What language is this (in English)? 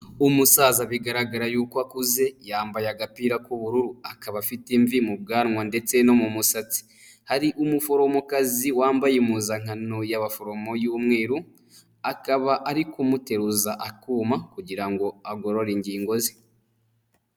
Kinyarwanda